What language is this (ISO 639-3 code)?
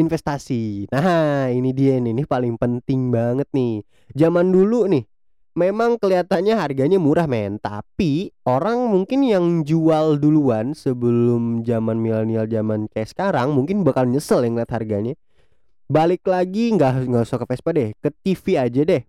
ind